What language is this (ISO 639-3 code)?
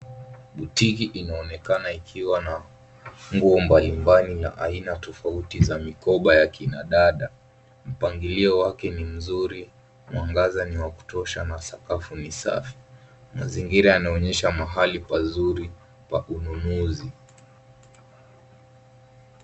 swa